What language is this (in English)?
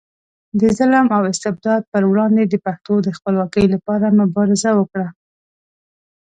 Pashto